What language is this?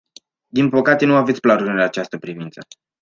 Romanian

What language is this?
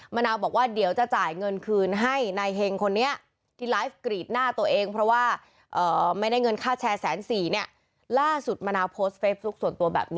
Thai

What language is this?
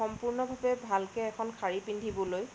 Assamese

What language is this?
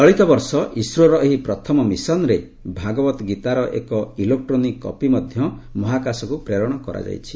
Odia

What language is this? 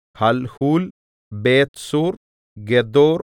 Malayalam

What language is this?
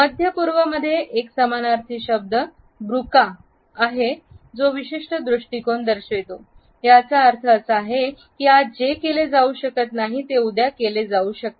Marathi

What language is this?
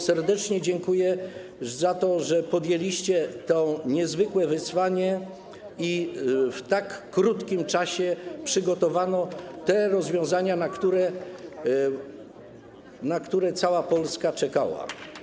Polish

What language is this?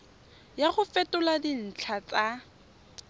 Tswana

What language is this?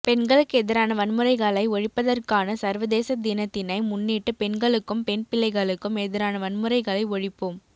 Tamil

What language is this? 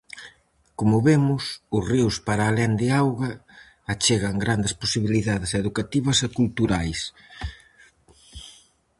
Galician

